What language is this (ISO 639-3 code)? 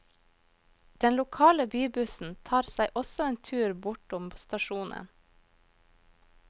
nor